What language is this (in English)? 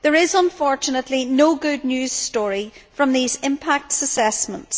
English